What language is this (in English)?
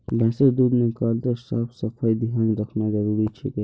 Magahi